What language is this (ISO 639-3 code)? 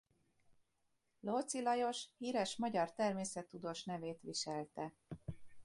hun